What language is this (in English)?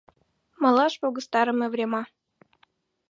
Mari